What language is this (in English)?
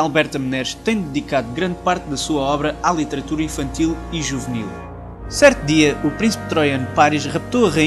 Portuguese